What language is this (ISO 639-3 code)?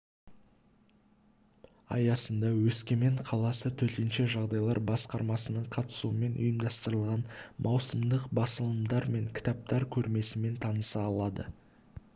kaz